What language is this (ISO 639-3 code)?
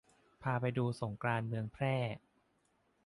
tha